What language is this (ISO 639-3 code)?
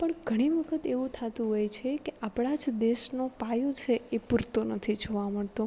guj